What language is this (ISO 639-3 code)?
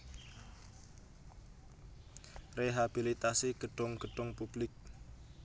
jav